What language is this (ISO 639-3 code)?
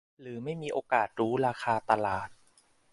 tha